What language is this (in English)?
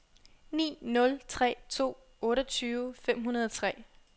Danish